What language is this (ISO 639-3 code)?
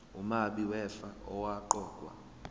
zul